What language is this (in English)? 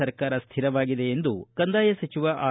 Kannada